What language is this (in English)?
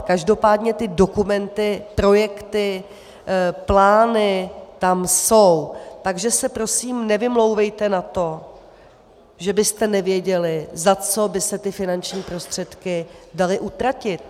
Czech